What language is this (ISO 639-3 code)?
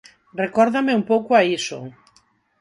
glg